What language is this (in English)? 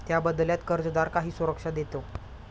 Marathi